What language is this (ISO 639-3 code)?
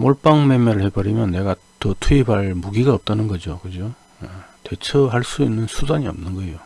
kor